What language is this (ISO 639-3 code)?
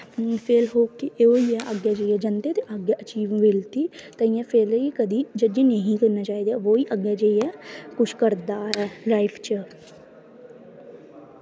doi